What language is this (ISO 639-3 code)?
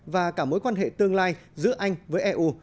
vie